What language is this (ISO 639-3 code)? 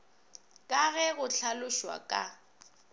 nso